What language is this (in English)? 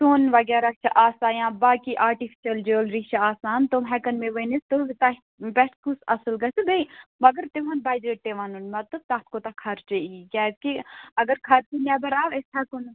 Kashmiri